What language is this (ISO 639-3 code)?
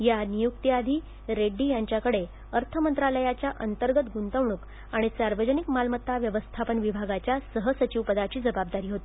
mar